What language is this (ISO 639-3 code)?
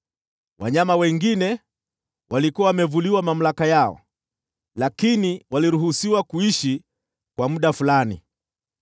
swa